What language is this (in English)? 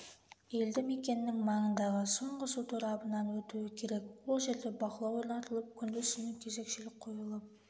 Kazakh